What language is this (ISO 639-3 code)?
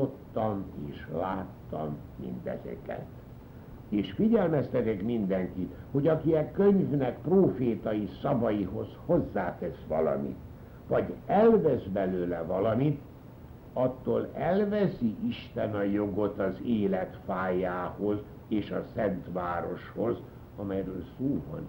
hun